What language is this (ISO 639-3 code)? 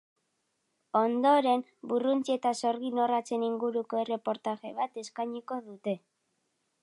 eus